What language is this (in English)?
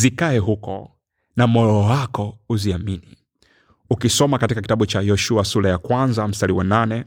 Swahili